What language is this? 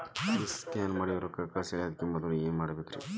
Kannada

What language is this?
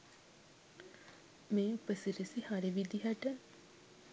Sinhala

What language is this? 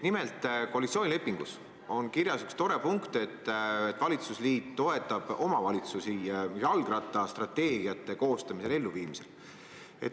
Estonian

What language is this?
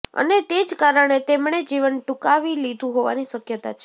Gujarati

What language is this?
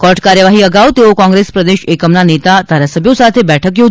Gujarati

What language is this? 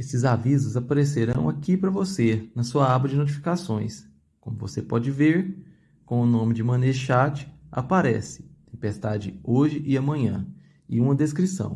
Portuguese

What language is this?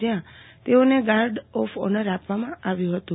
Gujarati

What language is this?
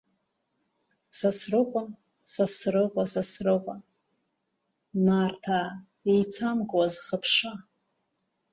Abkhazian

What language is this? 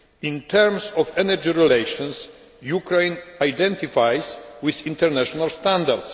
English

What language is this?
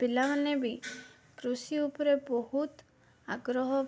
Odia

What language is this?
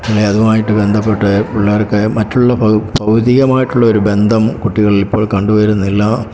Malayalam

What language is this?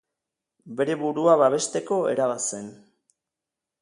Basque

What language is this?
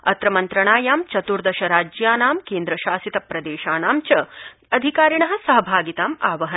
Sanskrit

